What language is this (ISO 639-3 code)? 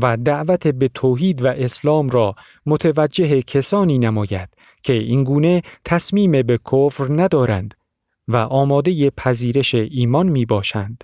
fas